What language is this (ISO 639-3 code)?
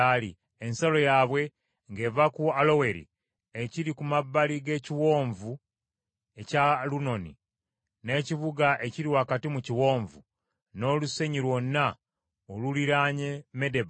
lug